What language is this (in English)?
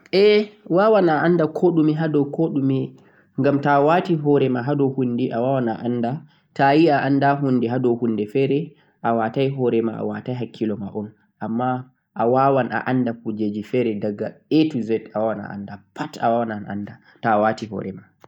Central-Eastern Niger Fulfulde